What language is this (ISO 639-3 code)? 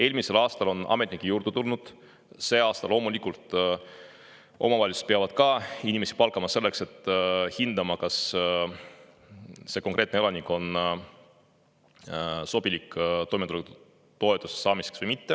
est